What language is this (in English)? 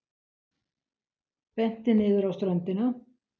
Icelandic